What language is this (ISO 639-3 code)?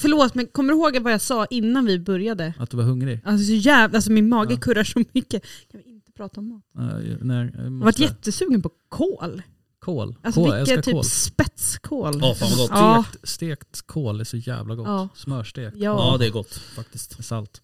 swe